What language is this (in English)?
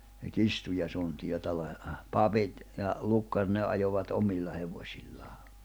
Finnish